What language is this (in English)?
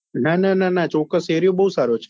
Gujarati